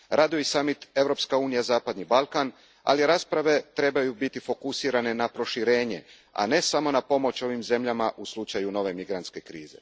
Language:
Croatian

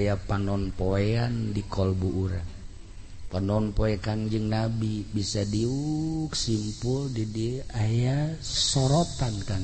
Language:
Indonesian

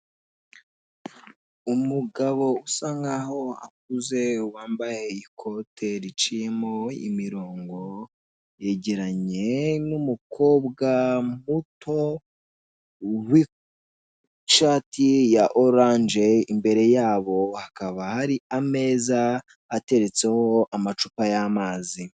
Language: Kinyarwanda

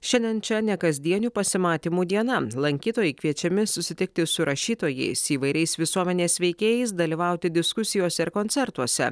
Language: Lithuanian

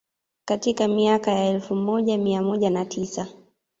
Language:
Swahili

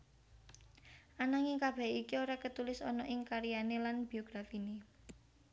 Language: Javanese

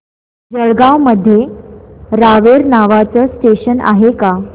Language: Marathi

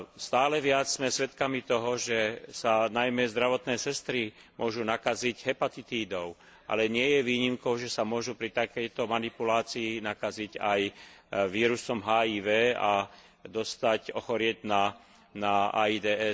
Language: Slovak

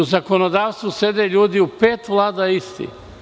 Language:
Serbian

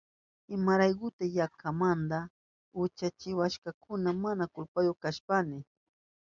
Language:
Southern Pastaza Quechua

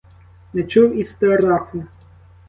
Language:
Ukrainian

